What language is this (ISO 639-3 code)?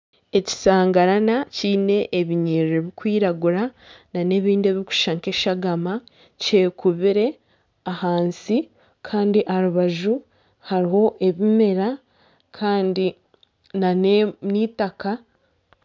nyn